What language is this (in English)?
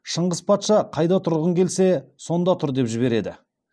Kazakh